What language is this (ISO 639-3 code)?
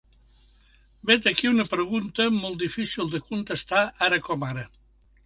cat